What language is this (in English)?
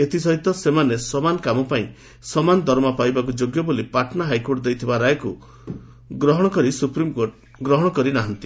Odia